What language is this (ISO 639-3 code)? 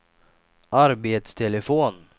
swe